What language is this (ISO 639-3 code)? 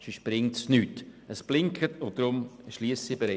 gsw